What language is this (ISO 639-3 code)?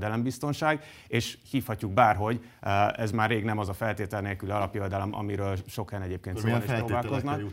hun